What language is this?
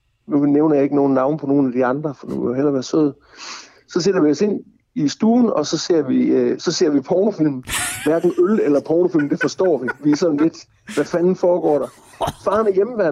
Danish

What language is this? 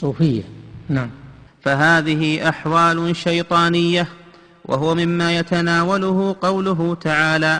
Arabic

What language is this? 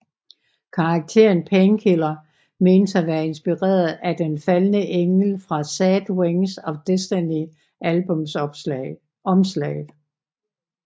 Danish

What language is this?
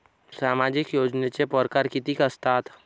Marathi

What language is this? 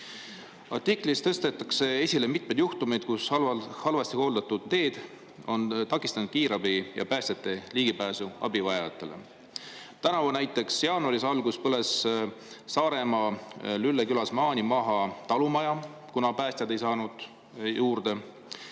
Estonian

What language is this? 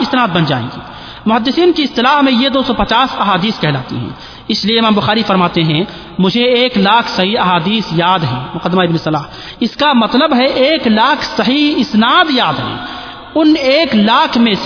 Urdu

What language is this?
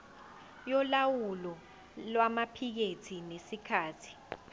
Zulu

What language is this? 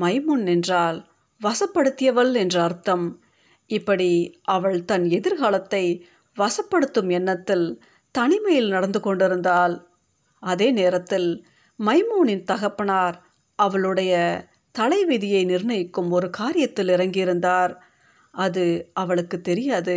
Tamil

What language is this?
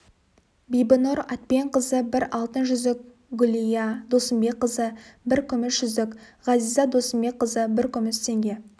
Kazakh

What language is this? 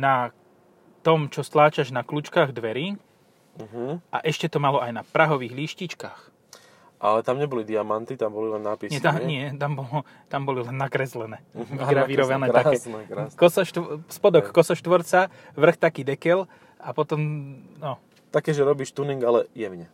Slovak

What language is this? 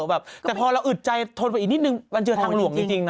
Thai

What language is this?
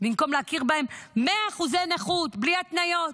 Hebrew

